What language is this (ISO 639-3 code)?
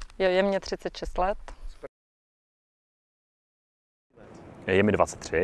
ces